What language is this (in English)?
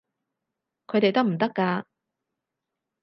Cantonese